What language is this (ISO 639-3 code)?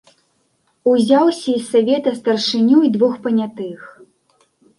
bel